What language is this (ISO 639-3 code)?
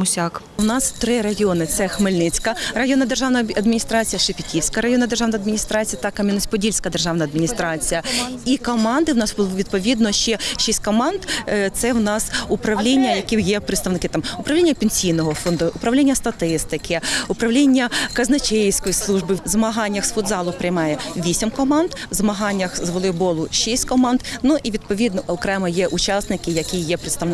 ukr